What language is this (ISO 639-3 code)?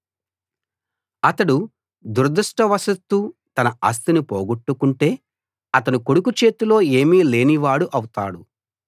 tel